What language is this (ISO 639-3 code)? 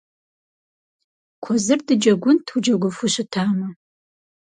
kbd